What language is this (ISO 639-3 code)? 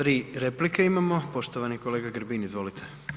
hrv